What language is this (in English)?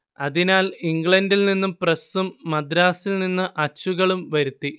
Malayalam